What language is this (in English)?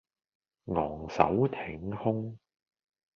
Cantonese